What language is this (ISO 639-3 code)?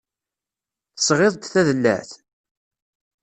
kab